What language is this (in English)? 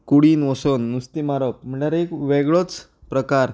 Konkani